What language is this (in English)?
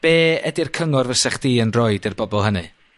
Welsh